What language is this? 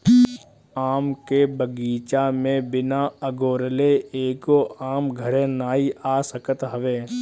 Bhojpuri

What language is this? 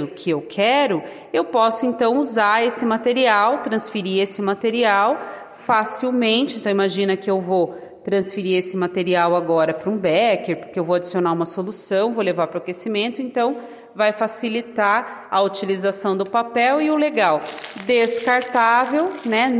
Portuguese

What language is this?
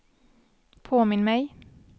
Swedish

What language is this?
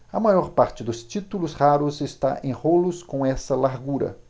Portuguese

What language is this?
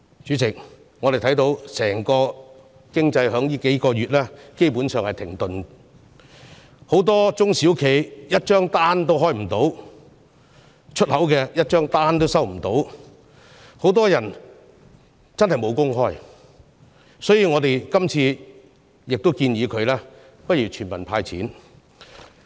Cantonese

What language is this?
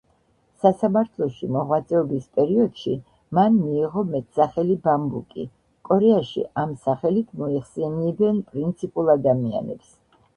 Georgian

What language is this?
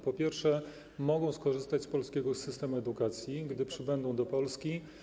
Polish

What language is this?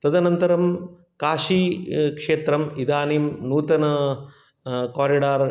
Sanskrit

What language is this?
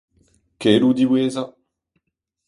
Breton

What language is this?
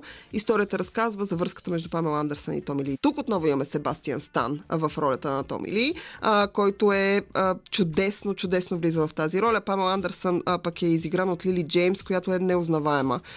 Bulgarian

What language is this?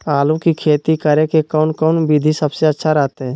Magahi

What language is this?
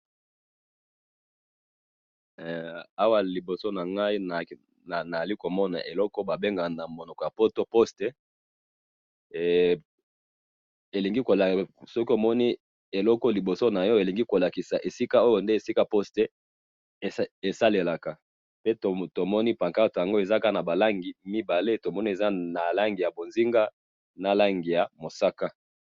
Lingala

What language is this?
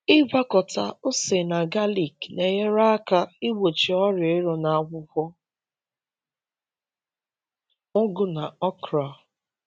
Igbo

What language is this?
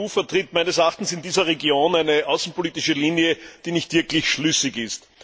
German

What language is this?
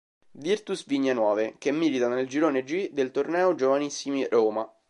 Italian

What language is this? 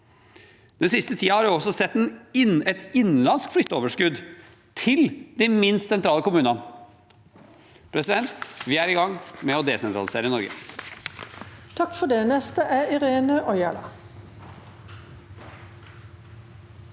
Norwegian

